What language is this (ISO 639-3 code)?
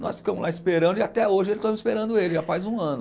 por